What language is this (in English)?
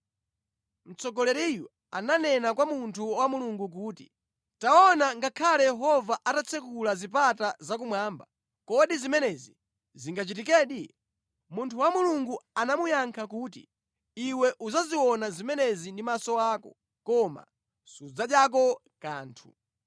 Nyanja